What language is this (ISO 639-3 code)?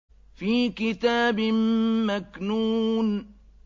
ara